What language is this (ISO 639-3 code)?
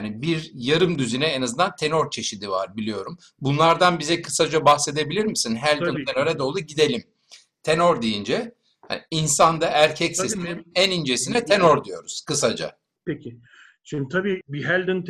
tur